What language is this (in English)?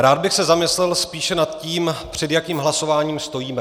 Czech